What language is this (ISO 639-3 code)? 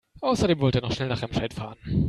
deu